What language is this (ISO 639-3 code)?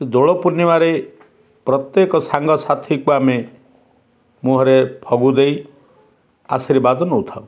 ori